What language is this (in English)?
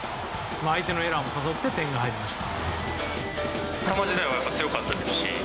Japanese